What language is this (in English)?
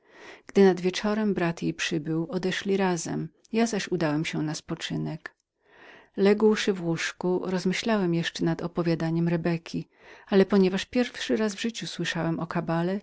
Polish